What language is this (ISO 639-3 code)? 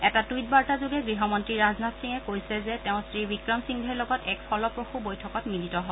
asm